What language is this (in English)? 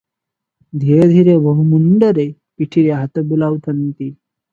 Odia